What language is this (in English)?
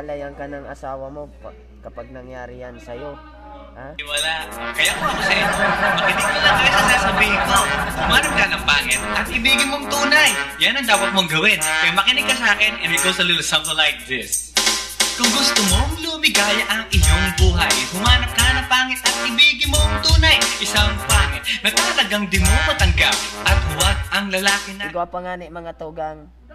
Filipino